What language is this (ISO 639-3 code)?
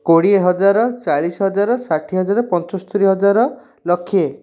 ori